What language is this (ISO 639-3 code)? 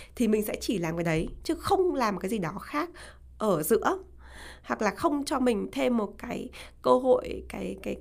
vie